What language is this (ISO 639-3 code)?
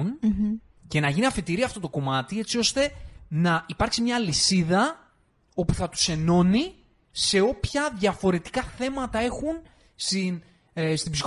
ell